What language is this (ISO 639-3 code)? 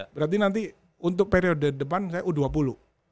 ind